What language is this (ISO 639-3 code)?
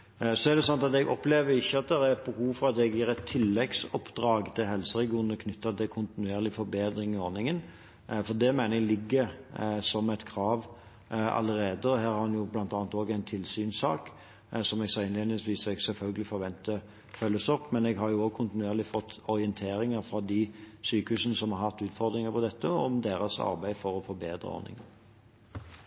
nob